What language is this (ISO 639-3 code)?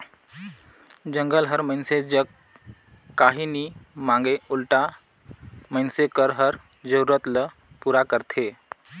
hne